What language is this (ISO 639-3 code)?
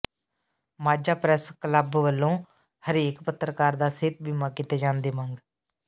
pan